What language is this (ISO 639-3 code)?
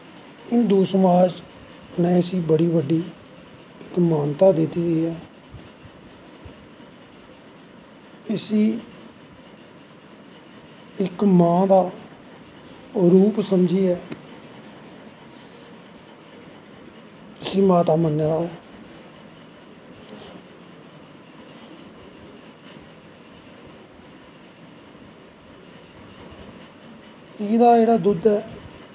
doi